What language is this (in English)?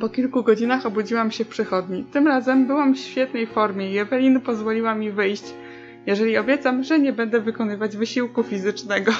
Polish